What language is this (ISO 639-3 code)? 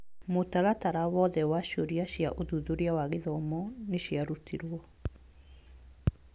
kik